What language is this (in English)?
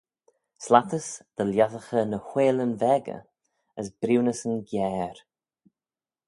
Manx